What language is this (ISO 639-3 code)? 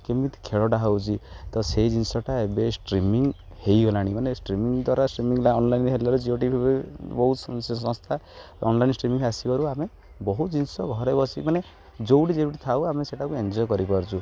ori